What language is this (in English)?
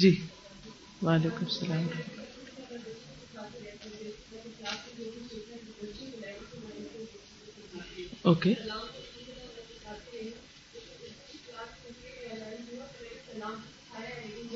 Urdu